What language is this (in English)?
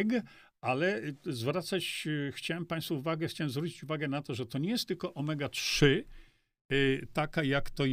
Polish